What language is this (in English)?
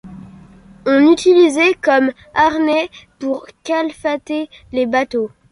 French